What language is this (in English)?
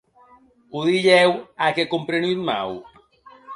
Occitan